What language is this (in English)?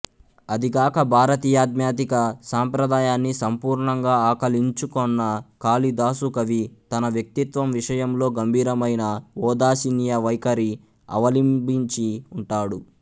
Telugu